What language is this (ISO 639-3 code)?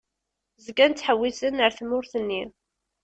kab